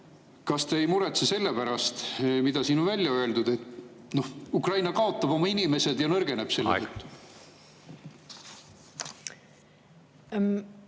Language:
Estonian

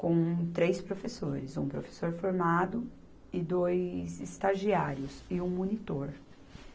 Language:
Portuguese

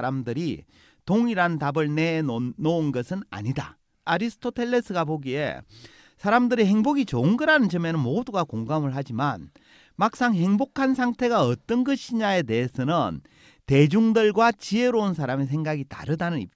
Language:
Korean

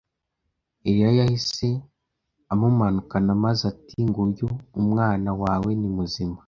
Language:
Kinyarwanda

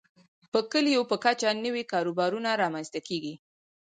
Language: Pashto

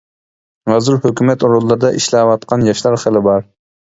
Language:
Uyghur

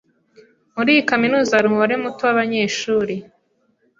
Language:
Kinyarwanda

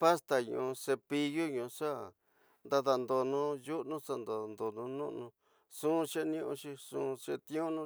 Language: Tidaá Mixtec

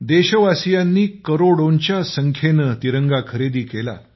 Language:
Marathi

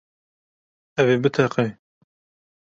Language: Kurdish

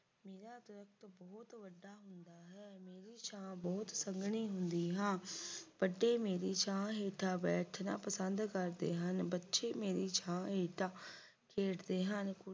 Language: Punjabi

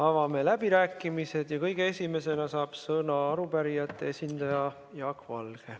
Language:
Estonian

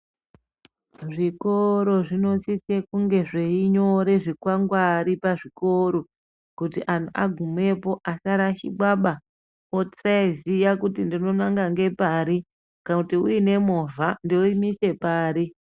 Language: Ndau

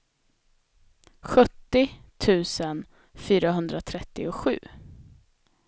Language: Swedish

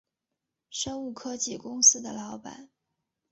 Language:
Chinese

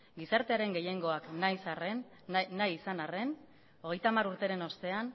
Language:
Basque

